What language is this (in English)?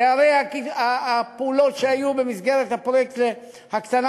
Hebrew